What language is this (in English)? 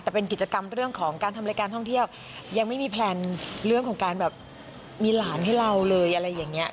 Thai